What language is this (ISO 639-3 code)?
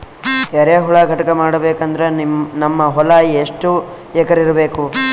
kan